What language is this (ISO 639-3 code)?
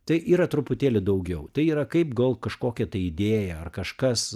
lit